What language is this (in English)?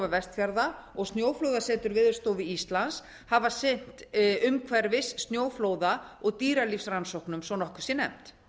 Icelandic